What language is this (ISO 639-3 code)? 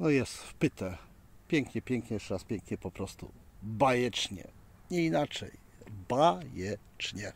pol